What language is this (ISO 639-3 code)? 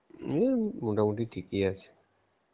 ben